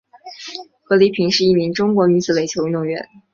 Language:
Chinese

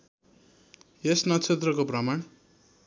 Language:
Nepali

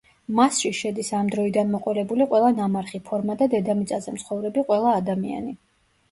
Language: Georgian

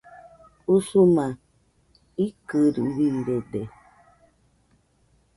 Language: Nüpode Huitoto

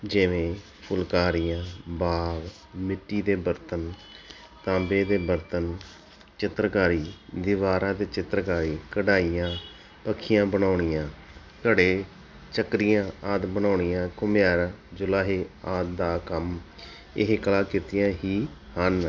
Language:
Punjabi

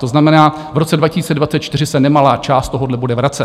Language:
Czech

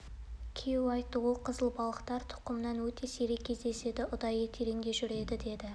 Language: Kazakh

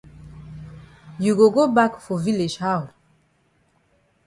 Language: Cameroon Pidgin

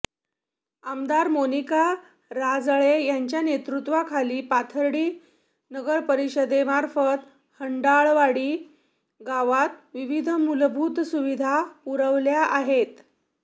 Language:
Marathi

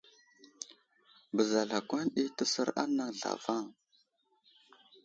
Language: Wuzlam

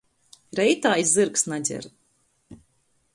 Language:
Latgalian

